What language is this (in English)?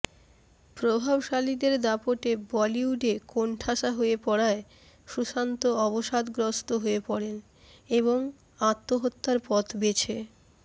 Bangla